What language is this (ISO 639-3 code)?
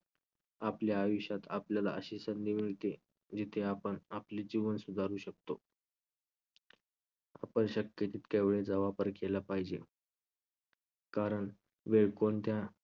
mar